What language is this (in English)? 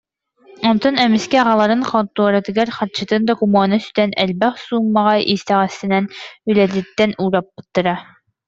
Yakut